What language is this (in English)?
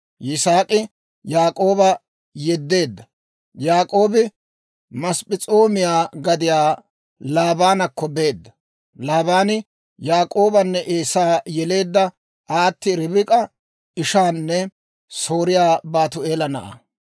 Dawro